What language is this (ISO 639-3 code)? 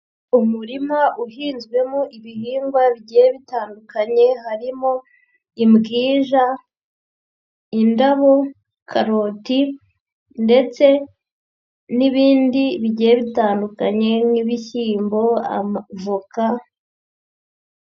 kin